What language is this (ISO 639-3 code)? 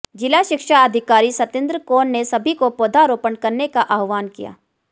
hin